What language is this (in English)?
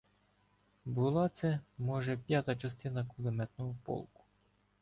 Ukrainian